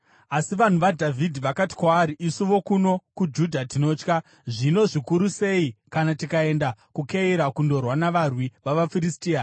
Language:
Shona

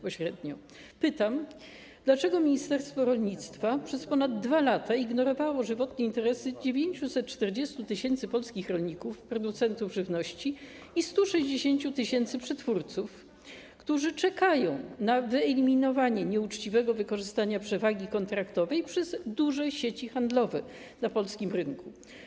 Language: Polish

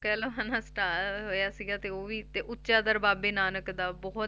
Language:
Punjabi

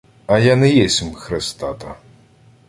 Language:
Ukrainian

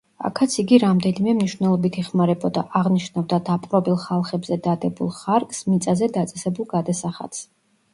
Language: Georgian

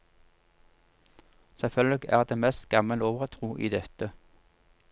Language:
Norwegian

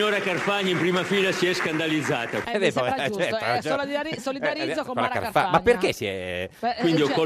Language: Italian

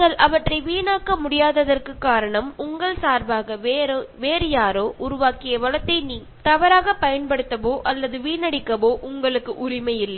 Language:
Tamil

